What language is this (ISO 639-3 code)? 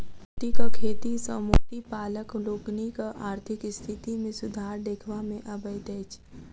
mai